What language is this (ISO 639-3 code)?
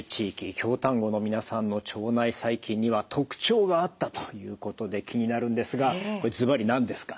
jpn